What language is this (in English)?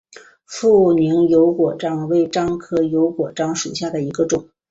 Chinese